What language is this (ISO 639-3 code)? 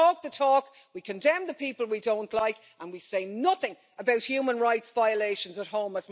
eng